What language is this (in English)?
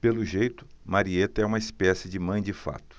Portuguese